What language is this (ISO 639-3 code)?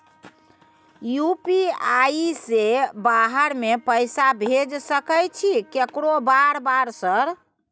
mai